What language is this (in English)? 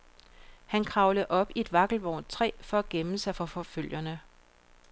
Danish